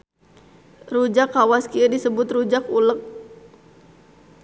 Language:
Sundanese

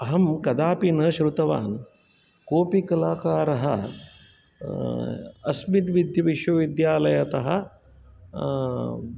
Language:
Sanskrit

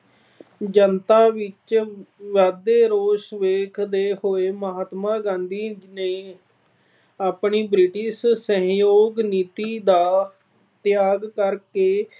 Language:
Punjabi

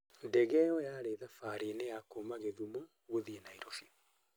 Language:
Kikuyu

